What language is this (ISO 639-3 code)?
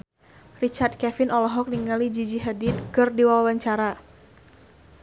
sun